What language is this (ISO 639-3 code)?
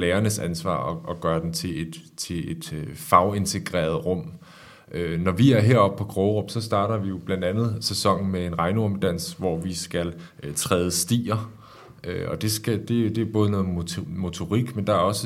dan